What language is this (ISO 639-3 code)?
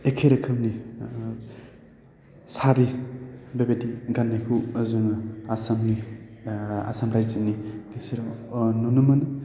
brx